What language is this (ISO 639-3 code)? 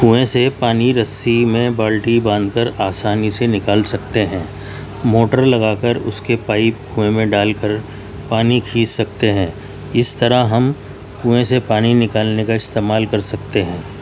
urd